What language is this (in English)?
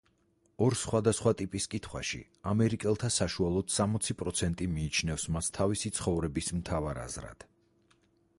Georgian